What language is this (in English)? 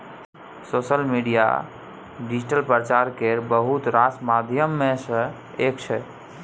Maithili